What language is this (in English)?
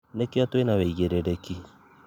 Kikuyu